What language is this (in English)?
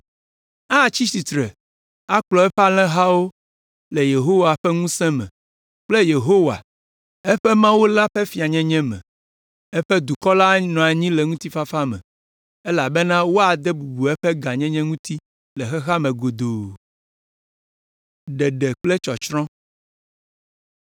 Ewe